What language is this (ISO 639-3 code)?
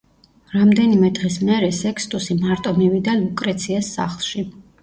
kat